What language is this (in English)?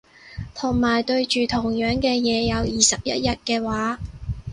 Cantonese